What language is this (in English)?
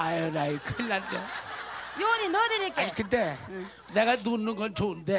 Korean